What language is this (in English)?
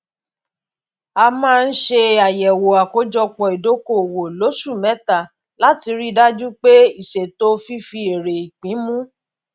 Yoruba